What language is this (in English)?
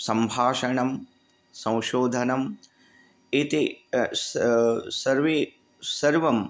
Sanskrit